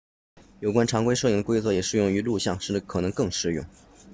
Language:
Chinese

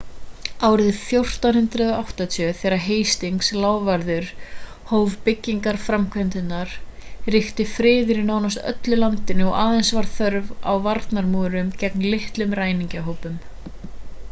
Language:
Icelandic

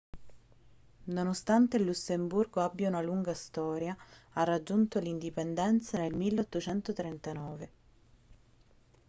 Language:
Italian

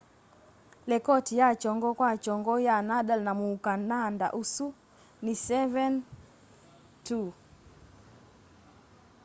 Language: Kamba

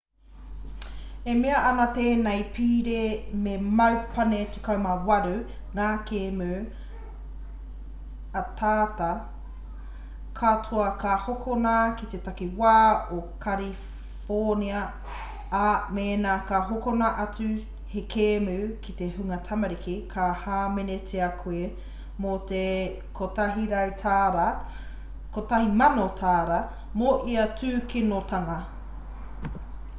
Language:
Māori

